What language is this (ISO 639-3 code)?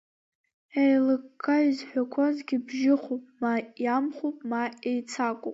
abk